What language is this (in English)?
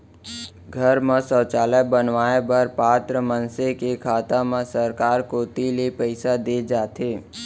Chhattisgarhi